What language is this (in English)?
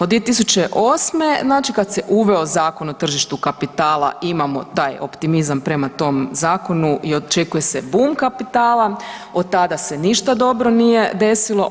Croatian